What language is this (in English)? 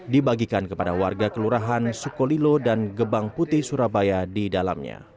Indonesian